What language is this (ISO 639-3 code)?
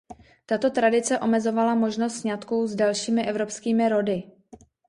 ces